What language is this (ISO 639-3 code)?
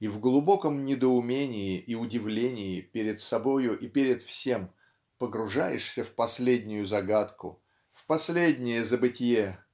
rus